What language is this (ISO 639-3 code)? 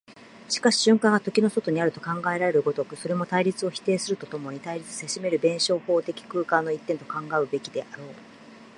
jpn